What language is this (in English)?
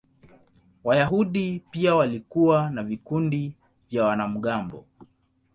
Swahili